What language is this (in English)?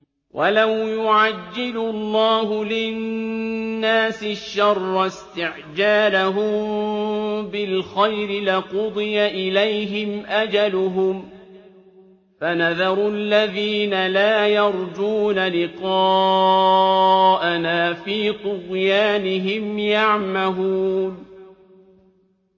Arabic